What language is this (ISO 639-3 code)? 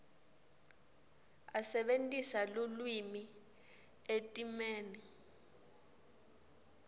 ssw